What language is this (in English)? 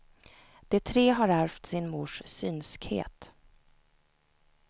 Swedish